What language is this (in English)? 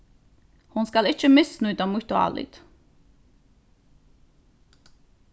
Faroese